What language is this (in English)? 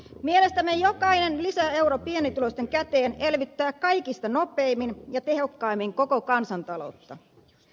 Finnish